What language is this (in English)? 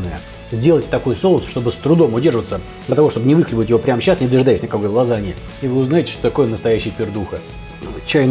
Russian